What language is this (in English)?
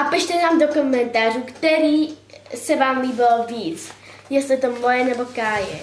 Czech